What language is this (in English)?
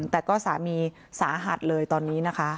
Thai